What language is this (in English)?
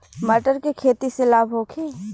Bhojpuri